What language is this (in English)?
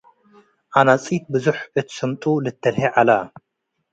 Tigre